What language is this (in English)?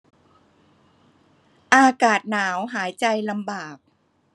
Thai